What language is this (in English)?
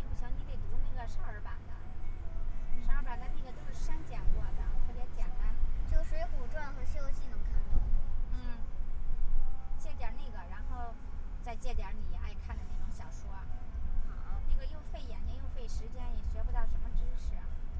Chinese